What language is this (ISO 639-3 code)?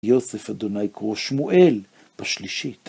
heb